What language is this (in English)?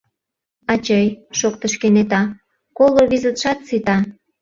Mari